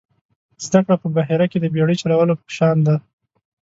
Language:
Pashto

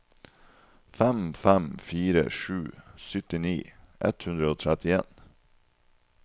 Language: Norwegian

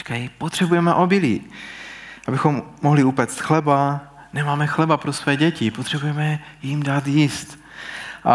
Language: Czech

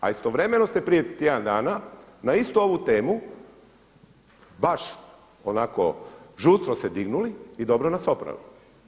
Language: Croatian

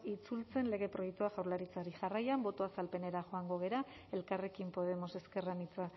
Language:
Basque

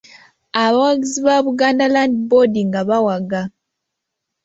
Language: Ganda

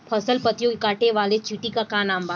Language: Bhojpuri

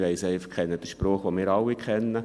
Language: Swiss German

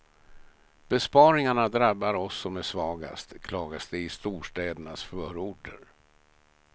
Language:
Swedish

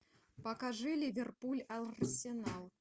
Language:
Russian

